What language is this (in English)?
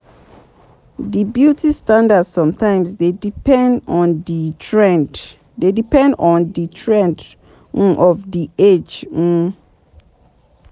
Nigerian Pidgin